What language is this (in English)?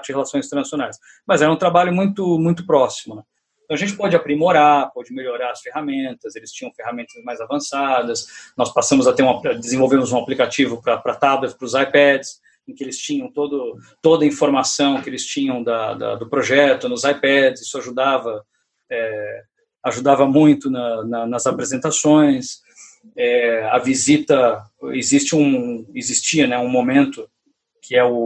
Portuguese